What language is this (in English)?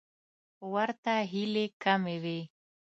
Pashto